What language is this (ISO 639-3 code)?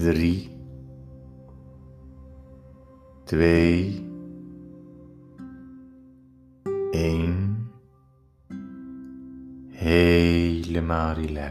nld